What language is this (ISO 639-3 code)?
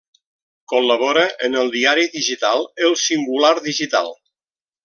cat